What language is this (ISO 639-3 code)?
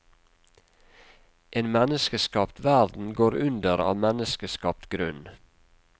nor